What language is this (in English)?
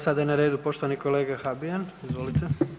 Croatian